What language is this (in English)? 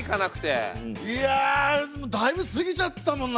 Japanese